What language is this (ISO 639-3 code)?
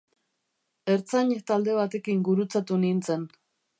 eus